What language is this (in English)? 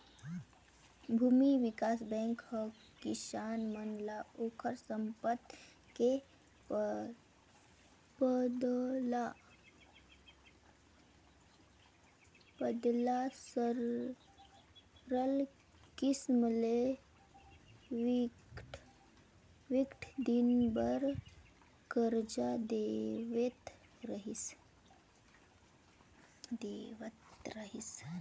Chhattisgarhi